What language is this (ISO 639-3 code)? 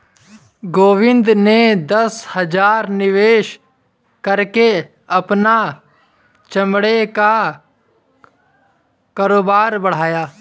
hin